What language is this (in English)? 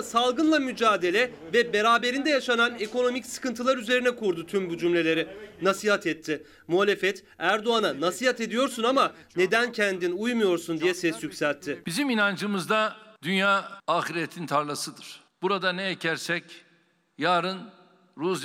Turkish